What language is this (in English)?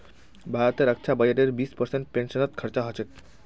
Magahi